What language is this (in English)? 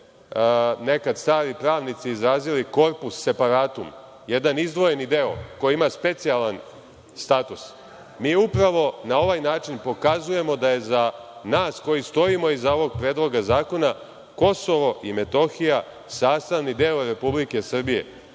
Serbian